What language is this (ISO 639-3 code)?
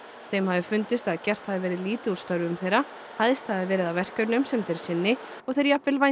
isl